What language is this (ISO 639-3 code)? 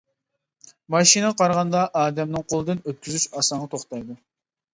uig